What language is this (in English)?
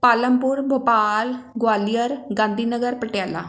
Punjabi